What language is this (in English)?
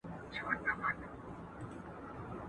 Pashto